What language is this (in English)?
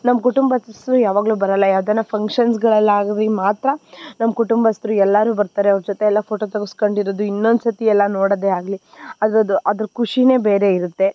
Kannada